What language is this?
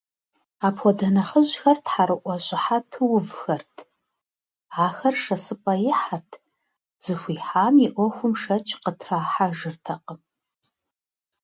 Kabardian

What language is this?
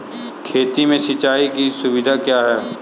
Hindi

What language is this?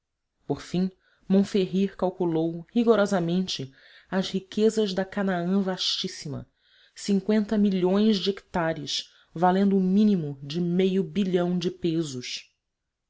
Portuguese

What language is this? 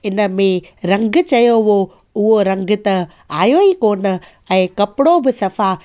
Sindhi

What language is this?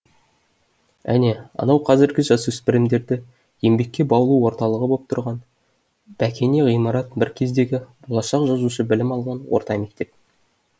Kazakh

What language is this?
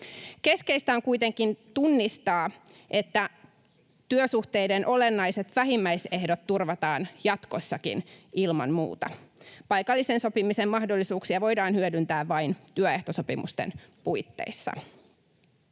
Finnish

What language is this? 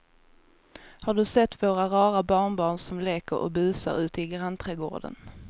Swedish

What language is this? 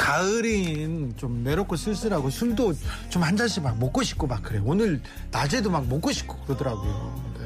Korean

